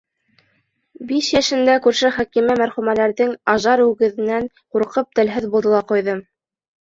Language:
Bashkir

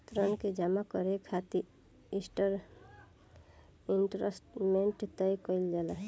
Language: Bhojpuri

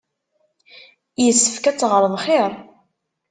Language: Kabyle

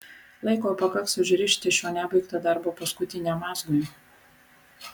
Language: Lithuanian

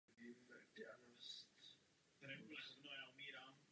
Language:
Czech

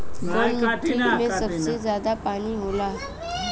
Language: Bhojpuri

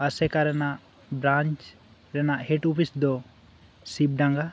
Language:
Santali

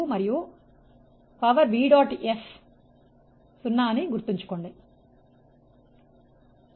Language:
Telugu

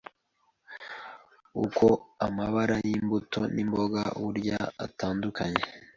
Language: Kinyarwanda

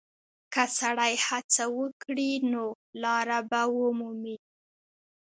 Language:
Pashto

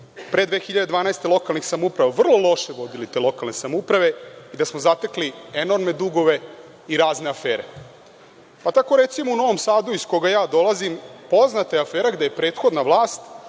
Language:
Serbian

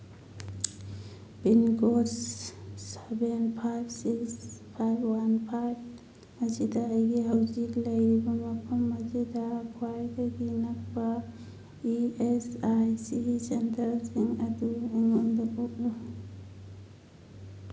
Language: Manipuri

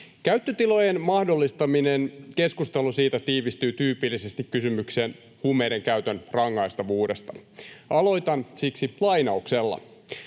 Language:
Finnish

